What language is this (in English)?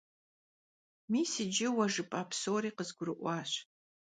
Kabardian